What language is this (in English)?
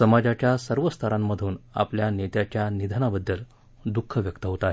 Marathi